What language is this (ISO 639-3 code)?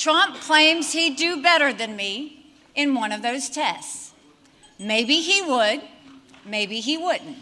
nld